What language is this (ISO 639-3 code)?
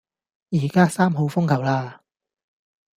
yue